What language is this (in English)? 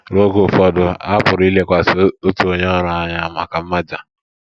Igbo